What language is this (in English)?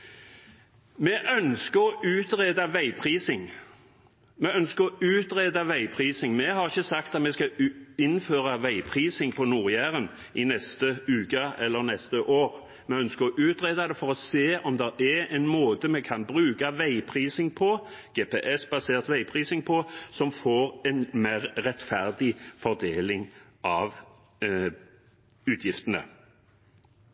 Norwegian Bokmål